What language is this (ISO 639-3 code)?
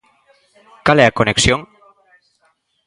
glg